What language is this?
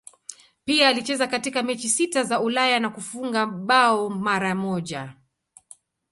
Swahili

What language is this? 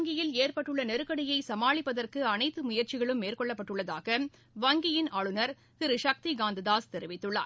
Tamil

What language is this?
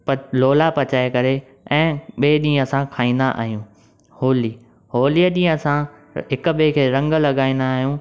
Sindhi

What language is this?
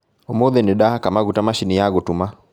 Kikuyu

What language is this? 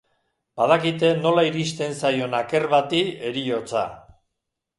Basque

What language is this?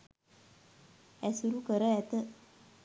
Sinhala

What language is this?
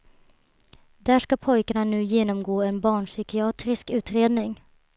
Swedish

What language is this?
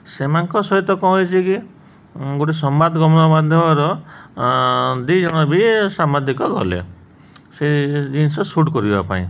Odia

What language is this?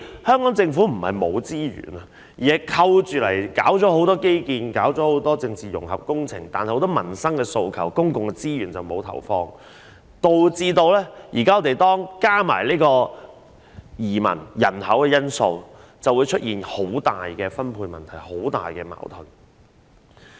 Cantonese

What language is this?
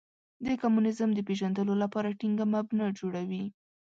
Pashto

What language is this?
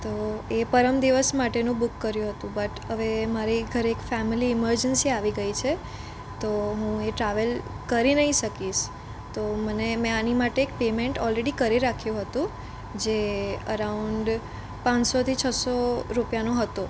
Gujarati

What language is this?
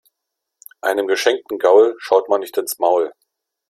German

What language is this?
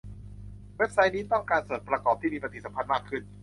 Thai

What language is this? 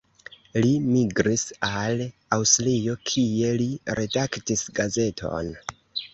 Esperanto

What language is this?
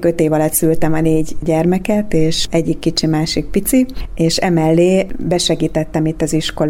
Hungarian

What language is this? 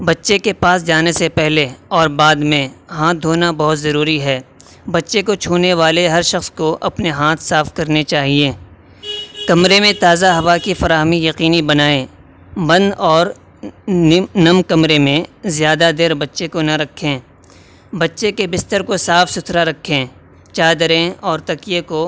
Urdu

